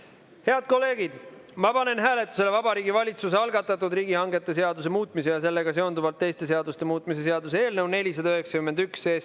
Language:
Estonian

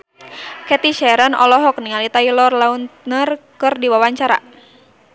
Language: Sundanese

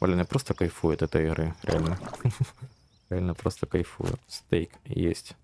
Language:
Russian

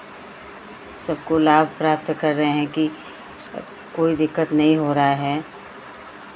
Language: Hindi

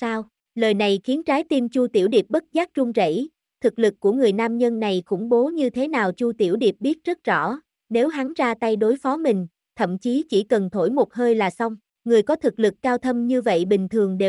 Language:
Vietnamese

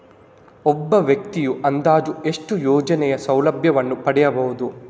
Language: Kannada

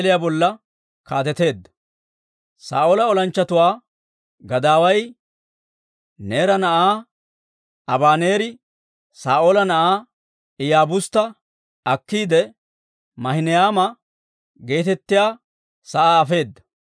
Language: Dawro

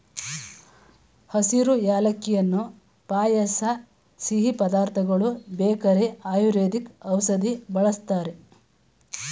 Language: Kannada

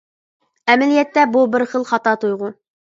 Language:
Uyghur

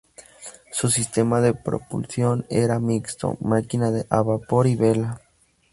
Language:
Spanish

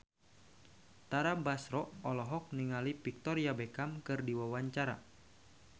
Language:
Sundanese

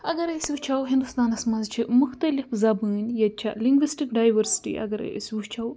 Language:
Kashmiri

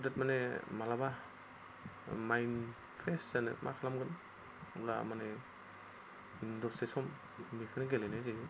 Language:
Bodo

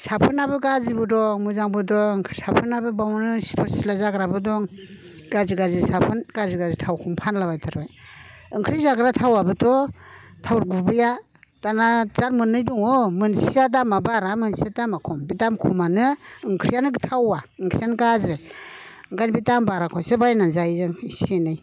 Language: Bodo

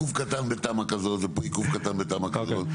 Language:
Hebrew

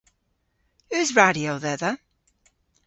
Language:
Cornish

